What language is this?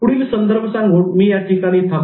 Marathi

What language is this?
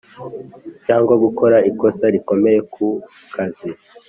Kinyarwanda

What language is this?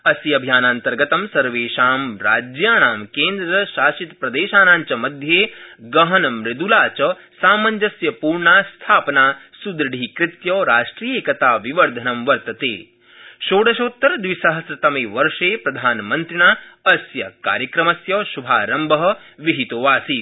Sanskrit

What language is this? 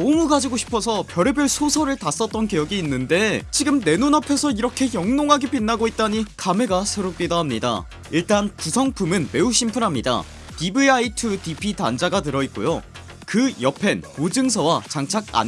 Korean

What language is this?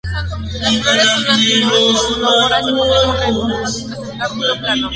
Spanish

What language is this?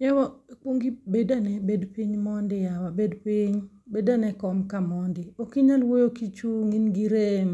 Luo (Kenya and Tanzania)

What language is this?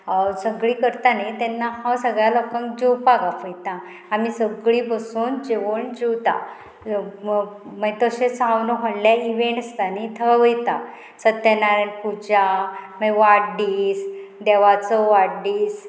Konkani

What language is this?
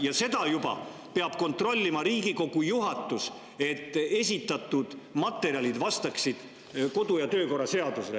Estonian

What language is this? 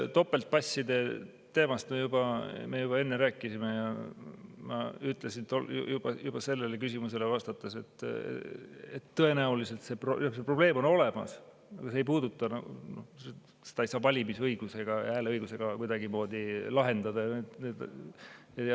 Estonian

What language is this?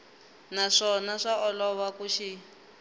Tsonga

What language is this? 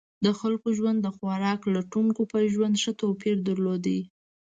Pashto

